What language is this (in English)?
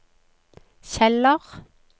Norwegian